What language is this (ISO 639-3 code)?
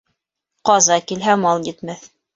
bak